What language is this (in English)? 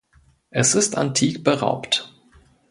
German